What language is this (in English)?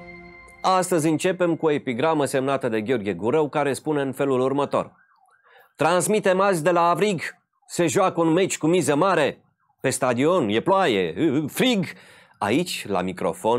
Romanian